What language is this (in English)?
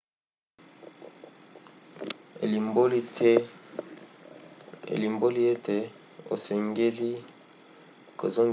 Lingala